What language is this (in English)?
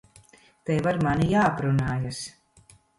Latvian